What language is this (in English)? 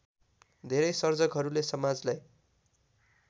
Nepali